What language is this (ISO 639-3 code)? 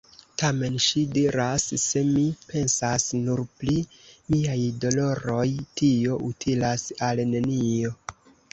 epo